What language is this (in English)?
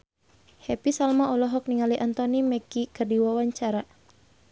Sundanese